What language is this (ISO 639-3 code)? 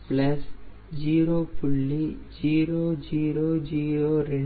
tam